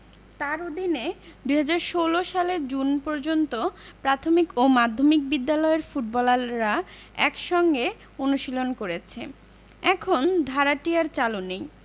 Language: Bangla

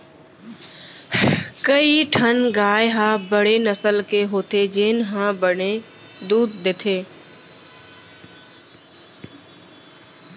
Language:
Chhattisgarhi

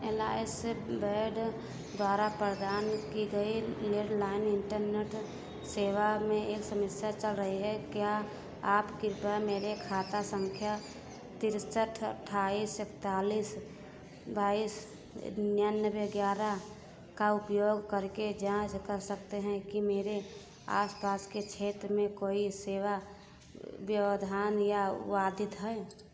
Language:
Hindi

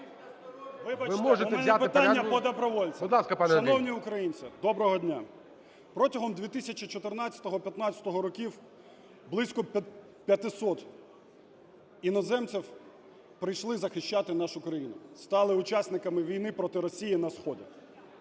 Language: Ukrainian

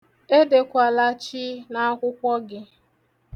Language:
Igbo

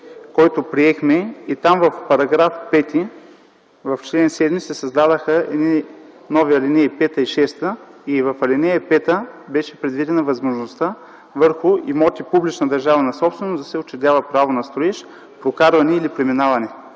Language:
Bulgarian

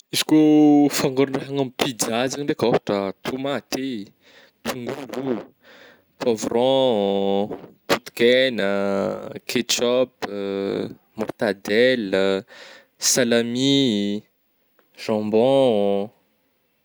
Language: Northern Betsimisaraka Malagasy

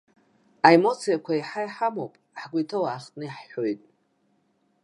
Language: Abkhazian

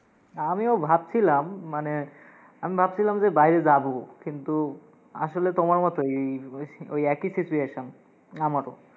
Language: Bangla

